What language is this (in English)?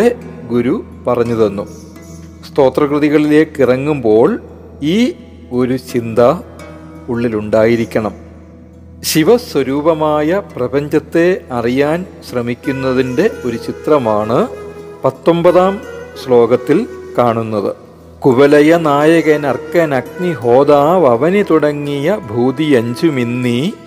Malayalam